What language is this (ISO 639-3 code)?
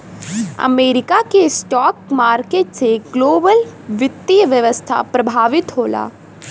bho